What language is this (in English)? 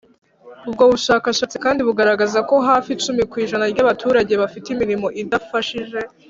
Kinyarwanda